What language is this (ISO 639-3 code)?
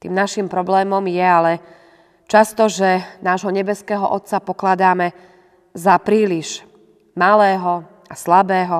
slk